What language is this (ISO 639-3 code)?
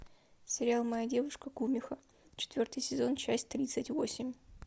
rus